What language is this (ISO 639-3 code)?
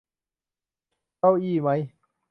tha